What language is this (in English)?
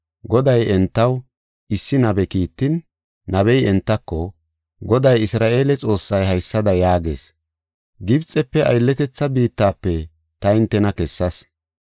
Gofa